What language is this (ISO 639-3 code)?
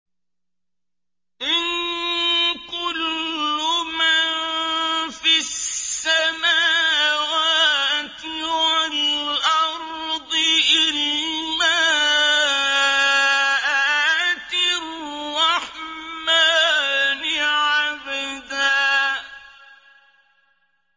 ara